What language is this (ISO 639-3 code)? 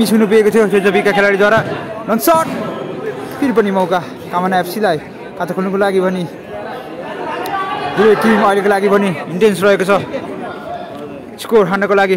ind